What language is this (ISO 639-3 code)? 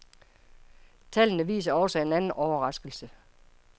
dan